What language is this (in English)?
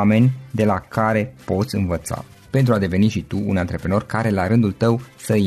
Romanian